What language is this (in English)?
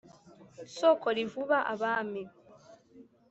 Kinyarwanda